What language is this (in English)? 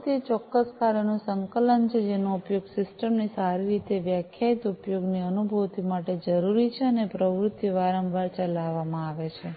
Gujarati